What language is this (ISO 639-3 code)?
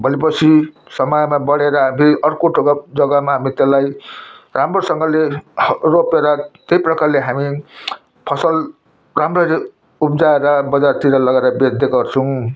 nep